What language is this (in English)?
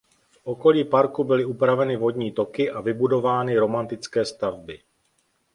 Czech